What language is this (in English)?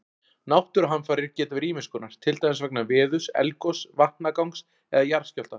Icelandic